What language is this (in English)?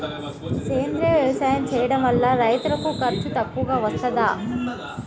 Telugu